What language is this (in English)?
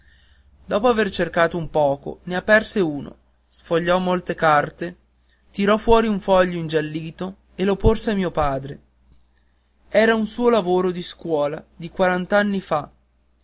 Italian